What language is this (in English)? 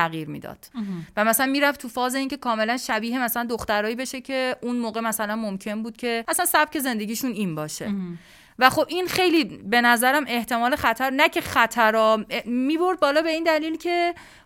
Persian